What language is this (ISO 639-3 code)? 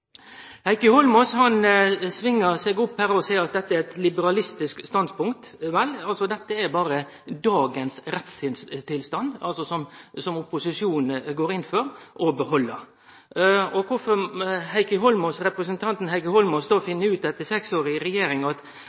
nno